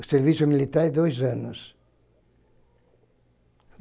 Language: Portuguese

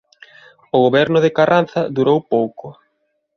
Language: Galician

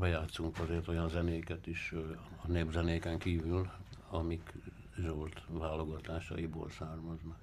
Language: Hungarian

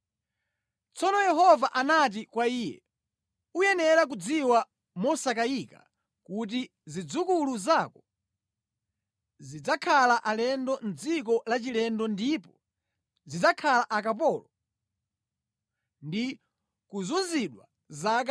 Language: Nyanja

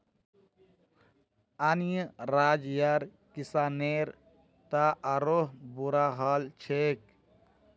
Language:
Magahi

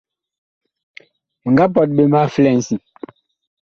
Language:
Bakoko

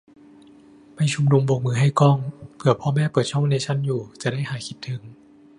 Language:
Thai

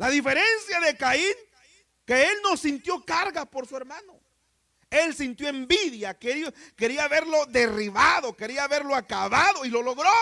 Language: Spanish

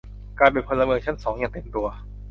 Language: Thai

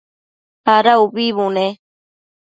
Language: Matsés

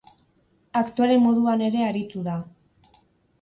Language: Basque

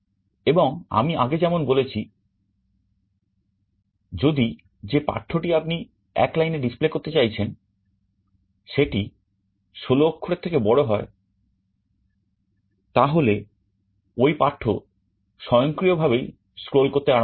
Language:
Bangla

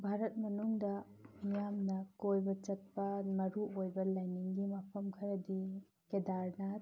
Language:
Manipuri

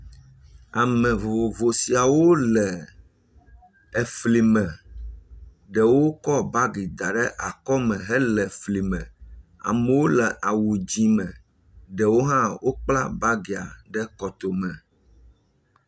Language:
Ewe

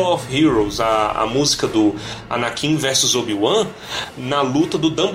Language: Portuguese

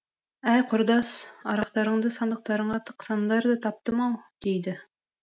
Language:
Kazakh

